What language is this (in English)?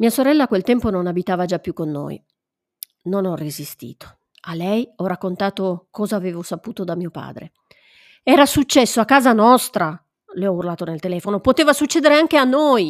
Italian